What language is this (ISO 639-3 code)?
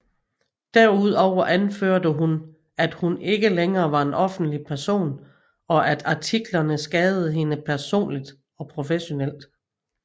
dan